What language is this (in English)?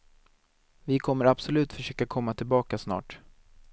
Swedish